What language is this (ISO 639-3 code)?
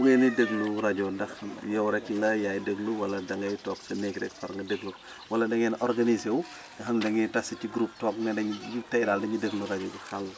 wol